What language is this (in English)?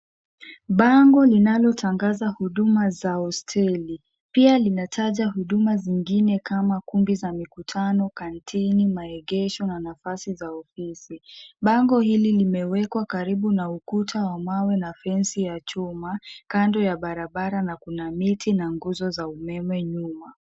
Swahili